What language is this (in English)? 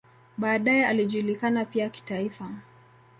Swahili